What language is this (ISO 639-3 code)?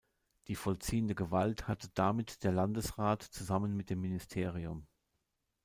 deu